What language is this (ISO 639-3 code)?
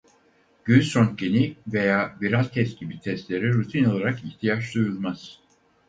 tur